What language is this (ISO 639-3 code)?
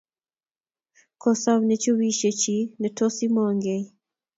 kln